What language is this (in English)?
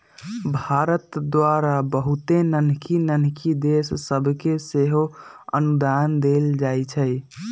Magahi